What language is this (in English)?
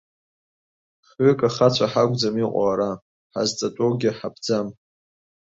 Abkhazian